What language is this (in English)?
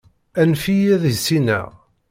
Kabyle